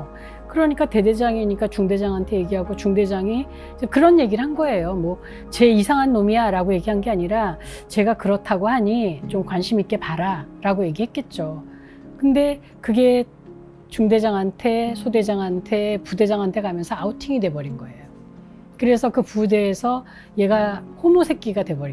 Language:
Korean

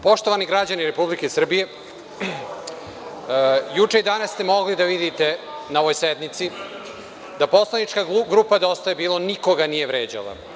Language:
Serbian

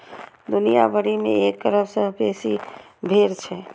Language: Maithili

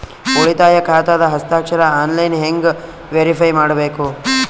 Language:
Kannada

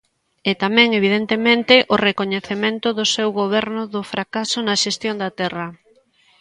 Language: Galician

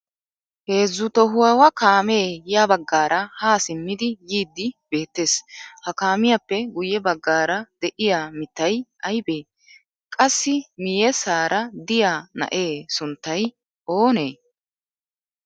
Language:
Wolaytta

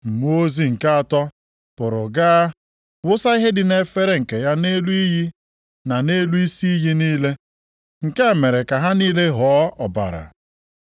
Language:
Igbo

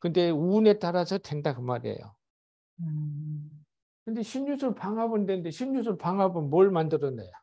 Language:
Korean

